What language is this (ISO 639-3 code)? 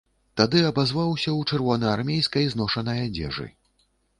bel